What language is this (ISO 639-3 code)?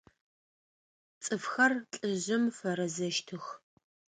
ady